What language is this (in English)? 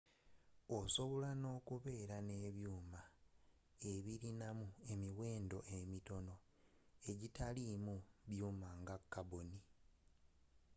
Ganda